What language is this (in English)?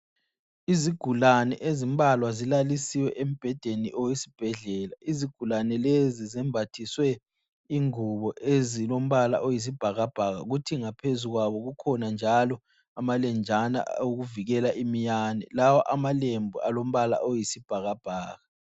North Ndebele